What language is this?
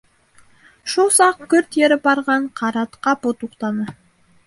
Bashkir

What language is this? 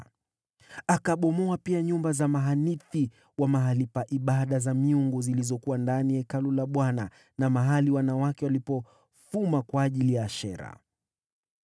Swahili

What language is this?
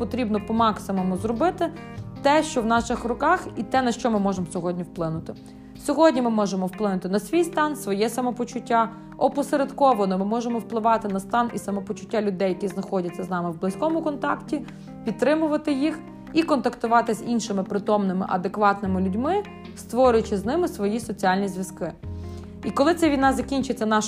Ukrainian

